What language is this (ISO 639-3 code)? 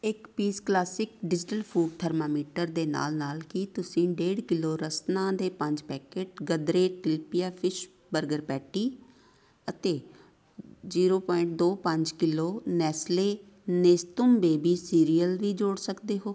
pan